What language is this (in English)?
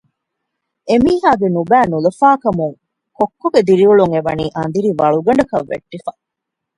Divehi